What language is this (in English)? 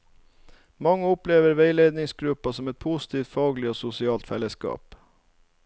Norwegian